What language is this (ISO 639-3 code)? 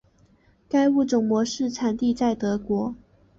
zho